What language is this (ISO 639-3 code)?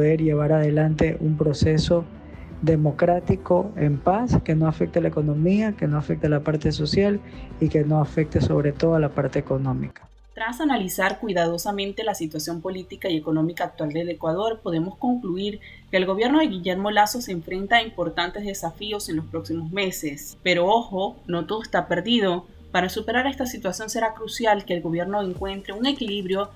spa